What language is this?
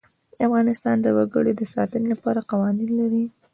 Pashto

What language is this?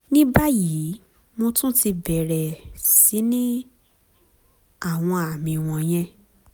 Yoruba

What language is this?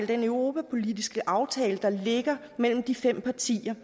Danish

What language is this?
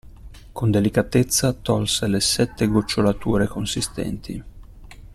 Italian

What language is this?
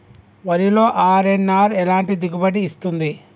Telugu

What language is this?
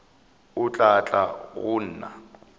Northern Sotho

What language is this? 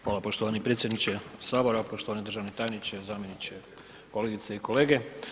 Croatian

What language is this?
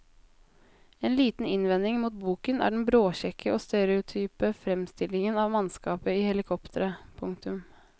Norwegian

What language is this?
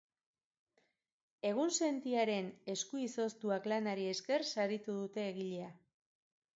Basque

